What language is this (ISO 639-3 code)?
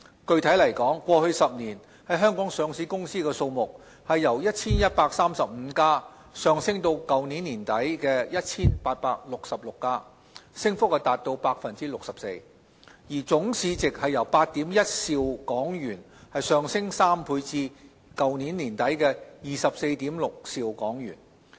yue